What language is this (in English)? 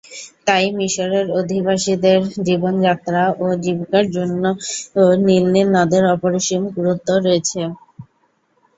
Bangla